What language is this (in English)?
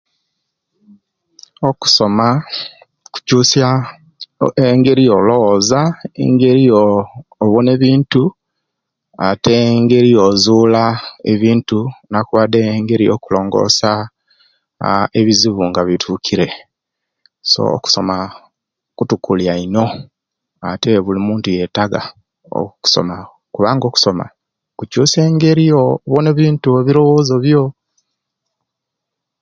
Kenyi